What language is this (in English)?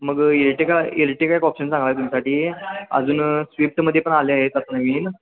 Marathi